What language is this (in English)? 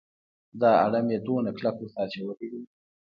Pashto